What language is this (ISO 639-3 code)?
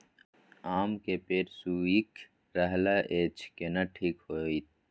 mai